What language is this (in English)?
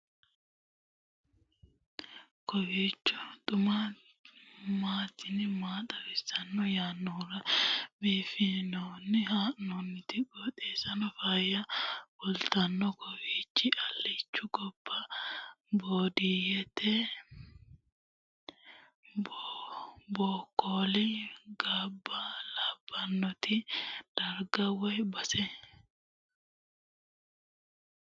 Sidamo